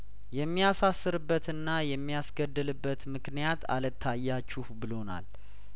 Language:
Amharic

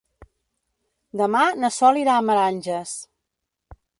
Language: Catalan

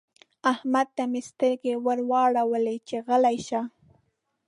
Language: Pashto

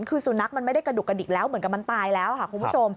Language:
Thai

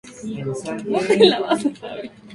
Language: Spanish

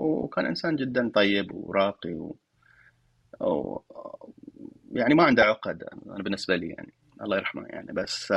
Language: Arabic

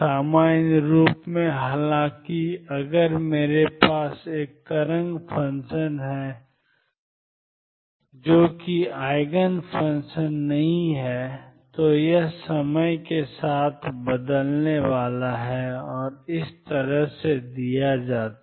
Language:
Hindi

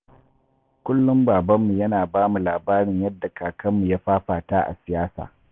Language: Hausa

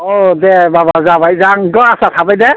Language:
Bodo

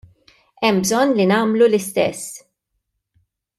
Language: Maltese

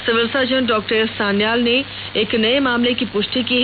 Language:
Hindi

